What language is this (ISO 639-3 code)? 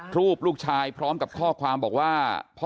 tha